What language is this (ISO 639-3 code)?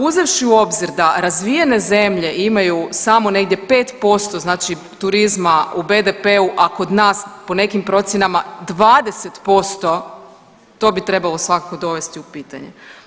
hrv